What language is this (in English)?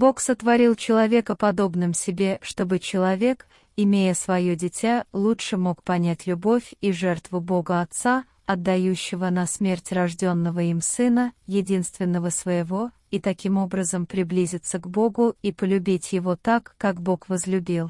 Russian